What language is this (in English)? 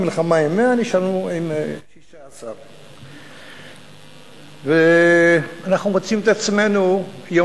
Hebrew